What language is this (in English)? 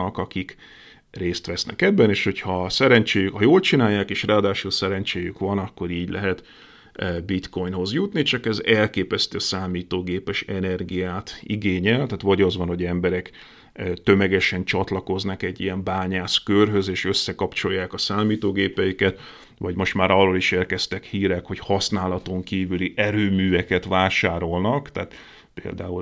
Hungarian